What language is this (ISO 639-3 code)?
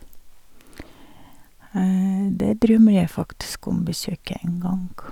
nor